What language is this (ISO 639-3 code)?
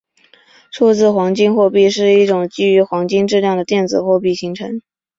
zho